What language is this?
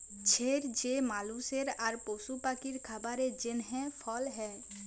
Bangla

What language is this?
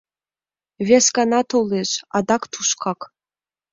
Mari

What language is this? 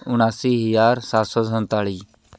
Punjabi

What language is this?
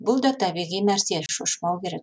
Kazakh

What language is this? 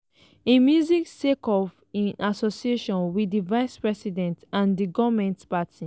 Nigerian Pidgin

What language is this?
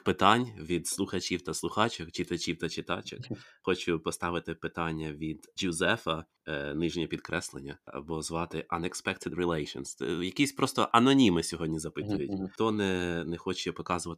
Ukrainian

